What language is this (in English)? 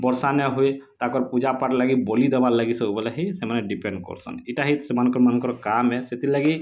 Odia